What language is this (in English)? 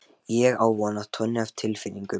Icelandic